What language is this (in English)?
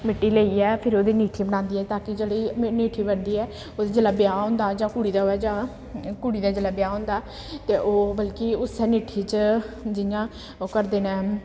Dogri